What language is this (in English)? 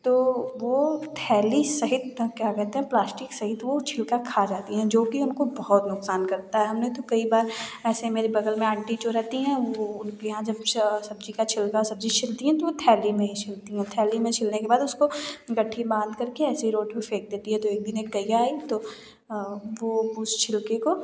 Hindi